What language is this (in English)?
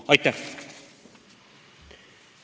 Estonian